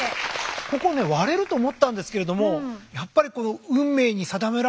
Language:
Japanese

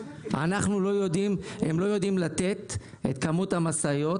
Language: Hebrew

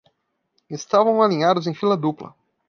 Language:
Portuguese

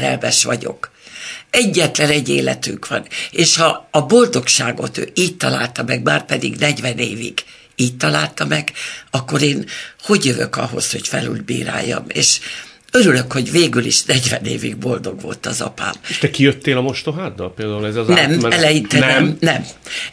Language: Hungarian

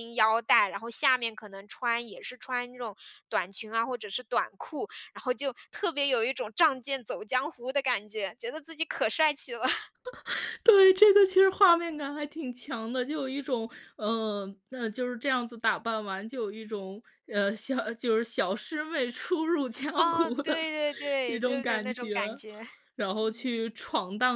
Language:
Chinese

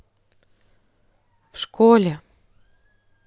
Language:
Russian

